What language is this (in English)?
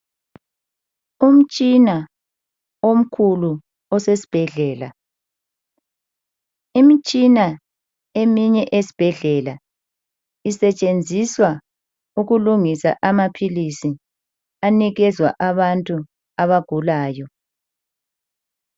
North Ndebele